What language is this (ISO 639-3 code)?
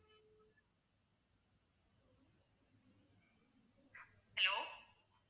tam